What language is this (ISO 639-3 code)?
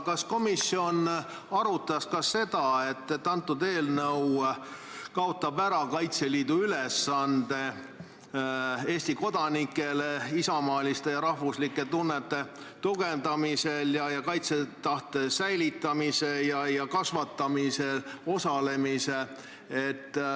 est